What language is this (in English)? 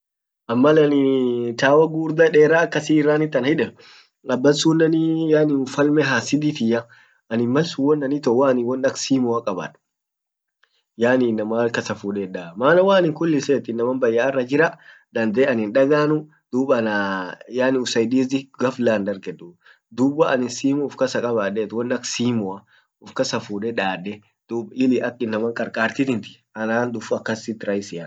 Orma